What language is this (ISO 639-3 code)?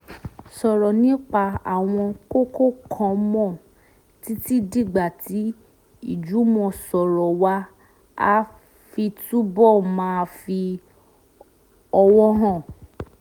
yor